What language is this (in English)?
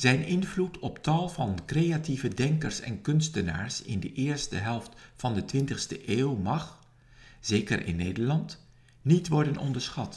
Dutch